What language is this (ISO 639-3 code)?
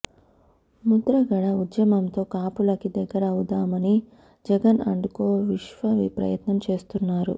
tel